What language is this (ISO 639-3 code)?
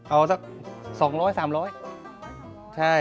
tha